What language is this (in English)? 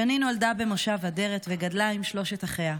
Hebrew